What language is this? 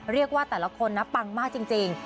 Thai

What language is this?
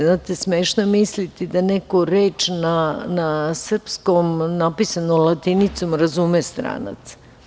Serbian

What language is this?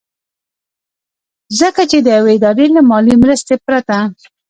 Pashto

